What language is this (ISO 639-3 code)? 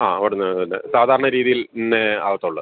mal